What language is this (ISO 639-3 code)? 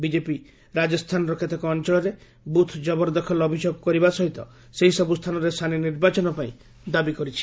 ori